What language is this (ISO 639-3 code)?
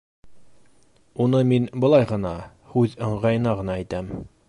bak